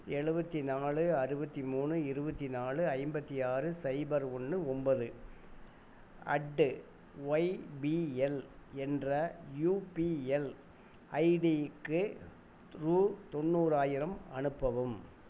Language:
Tamil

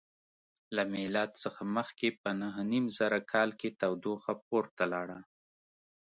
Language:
Pashto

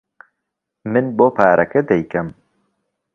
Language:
Central Kurdish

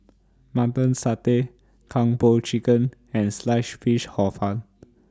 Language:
English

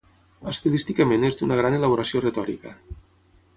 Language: Catalan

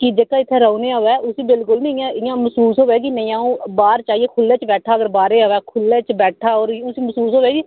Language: Dogri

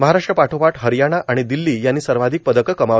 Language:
Marathi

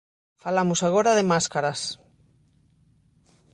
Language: Galician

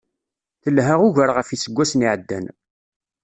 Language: Kabyle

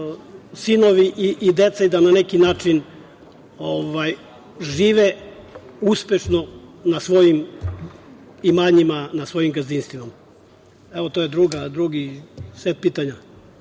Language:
Serbian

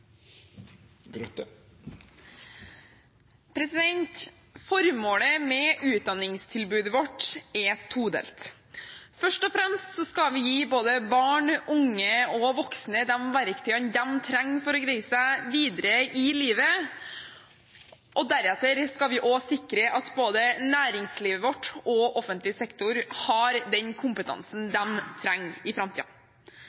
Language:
Norwegian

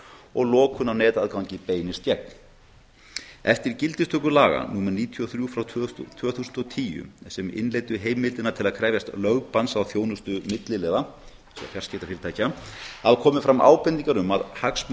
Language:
Icelandic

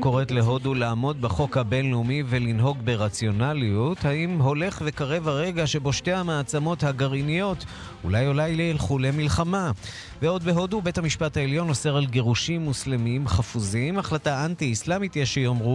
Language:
Hebrew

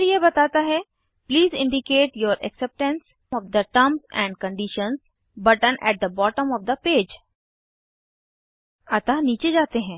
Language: Hindi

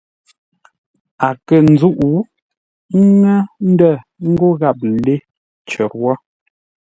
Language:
Ngombale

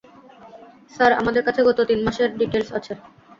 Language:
Bangla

